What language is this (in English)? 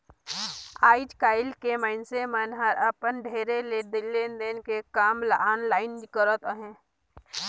Chhattisgarhi